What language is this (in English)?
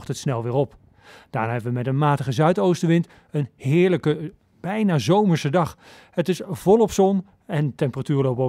Dutch